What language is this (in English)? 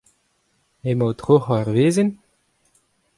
Breton